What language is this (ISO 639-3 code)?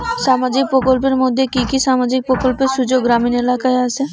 ben